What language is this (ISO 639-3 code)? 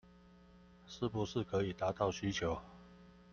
zho